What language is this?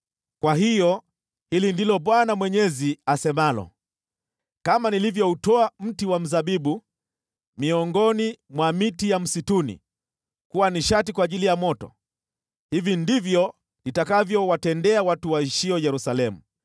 Swahili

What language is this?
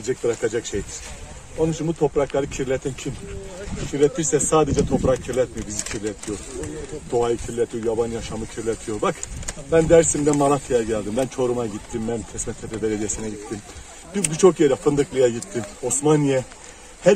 Turkish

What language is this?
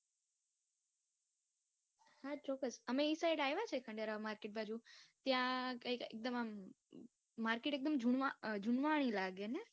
Gujarati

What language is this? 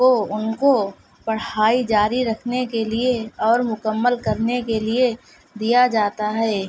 Urdu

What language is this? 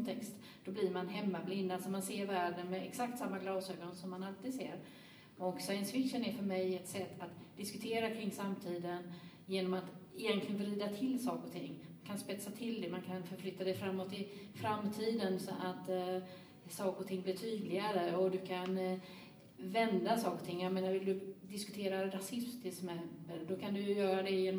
Swedish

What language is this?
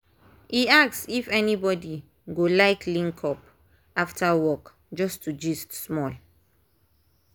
Nigerian Pidgin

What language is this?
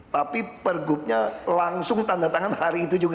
Indonesian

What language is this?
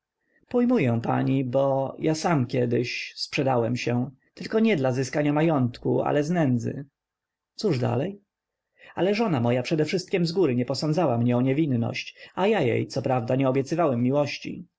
Polish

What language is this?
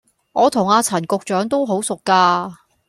Cantonese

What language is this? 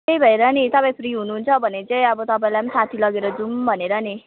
Nepali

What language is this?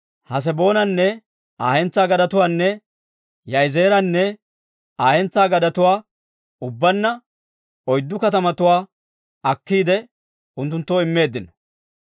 Dawro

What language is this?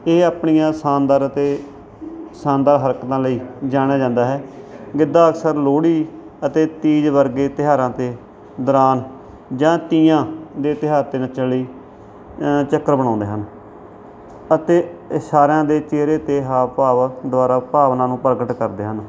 Punjabi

